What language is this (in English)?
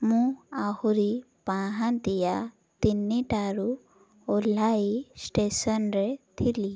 Odia